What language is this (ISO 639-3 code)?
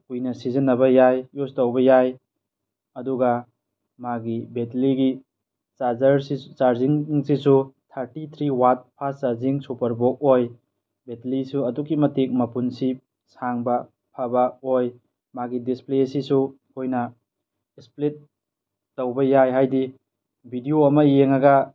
mni